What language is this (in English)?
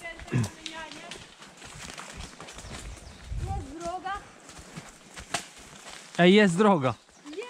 Polish